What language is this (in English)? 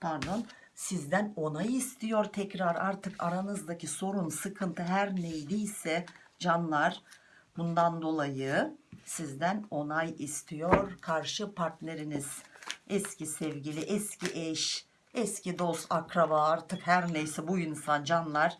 Turkish